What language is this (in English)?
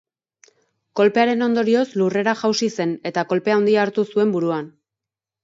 Basque